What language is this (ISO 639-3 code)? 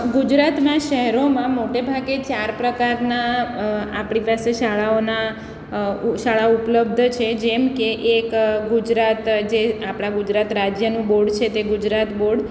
guj